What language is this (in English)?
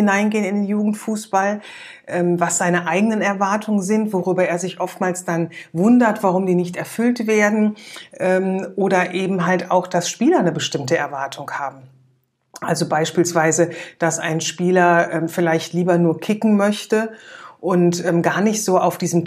German